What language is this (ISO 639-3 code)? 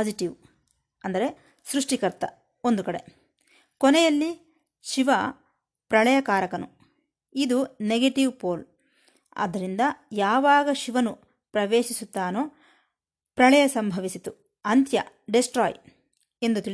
kan